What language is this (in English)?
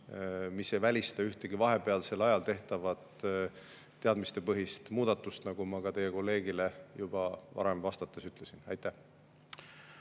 Estonian